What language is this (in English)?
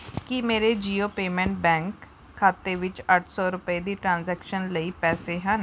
Punjabi